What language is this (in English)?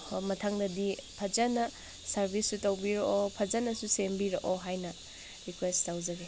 Manipuri